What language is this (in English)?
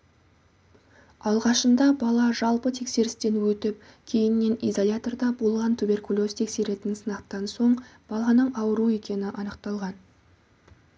Kazakh